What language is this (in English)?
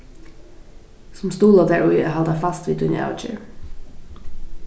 Faroese